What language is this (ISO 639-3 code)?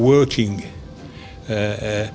ind